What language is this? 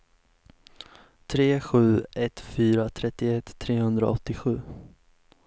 Swedish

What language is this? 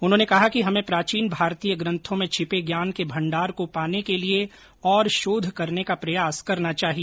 Hindi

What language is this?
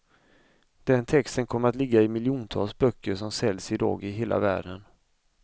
Swedish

